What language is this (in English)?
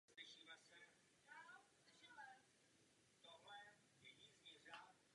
Czech